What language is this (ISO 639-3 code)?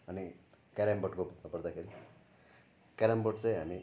nep